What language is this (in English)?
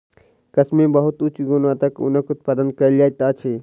Maithili